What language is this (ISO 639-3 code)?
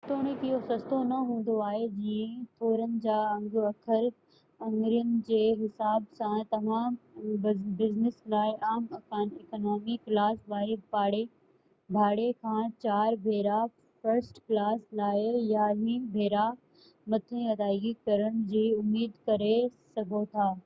snd